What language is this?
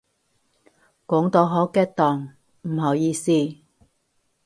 Cantonese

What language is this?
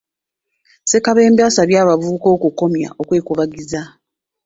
Ganda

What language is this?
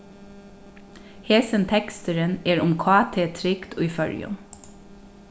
Faroese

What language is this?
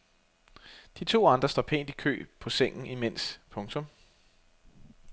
Danish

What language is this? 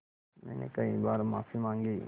Hindi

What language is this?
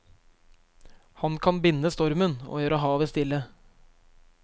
Norwegian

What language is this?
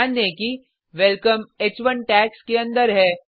Hindi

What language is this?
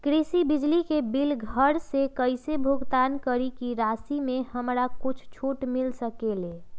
Magahi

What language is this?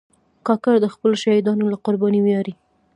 Pashto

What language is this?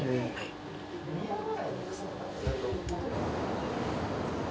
Japanese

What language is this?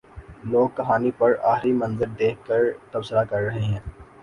Urdu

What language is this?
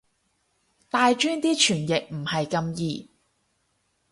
Cantonese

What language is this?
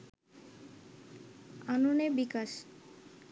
Bangla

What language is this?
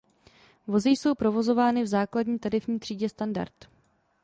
Czech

